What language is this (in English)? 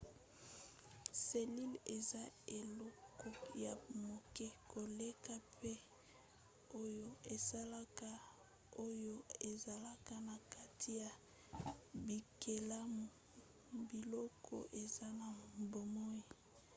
Lingala